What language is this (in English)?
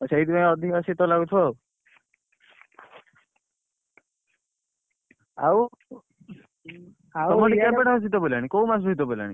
Odia